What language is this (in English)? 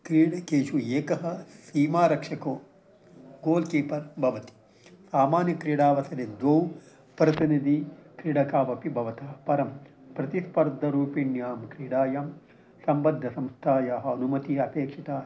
Sanskrit